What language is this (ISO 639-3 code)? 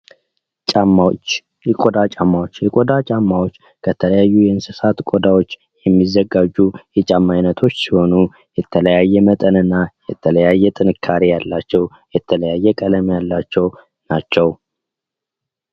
amh